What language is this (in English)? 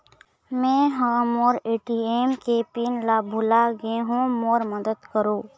Chhattisgarhi